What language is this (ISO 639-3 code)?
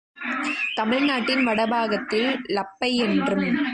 tam